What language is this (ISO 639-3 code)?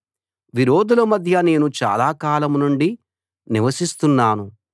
tel